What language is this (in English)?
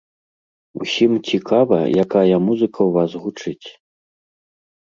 Belarusian